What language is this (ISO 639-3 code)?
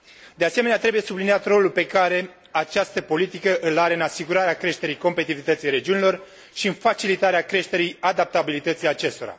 ron